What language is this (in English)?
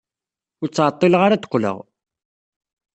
Kabyle